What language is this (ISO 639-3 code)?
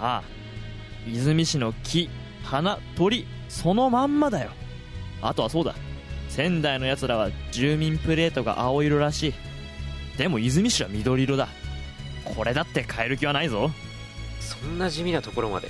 jpn